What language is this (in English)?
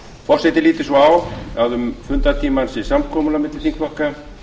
Icelandic